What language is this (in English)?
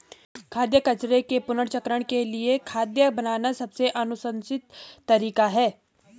Hindi